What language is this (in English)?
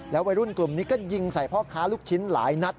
Thai